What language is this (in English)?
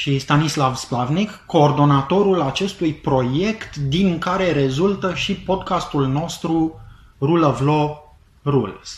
Romanian